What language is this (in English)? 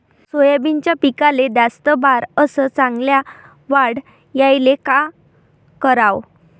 Marathi